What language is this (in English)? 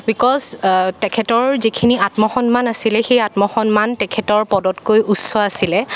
Assamese